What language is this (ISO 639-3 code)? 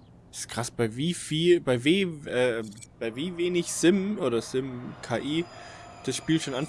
deu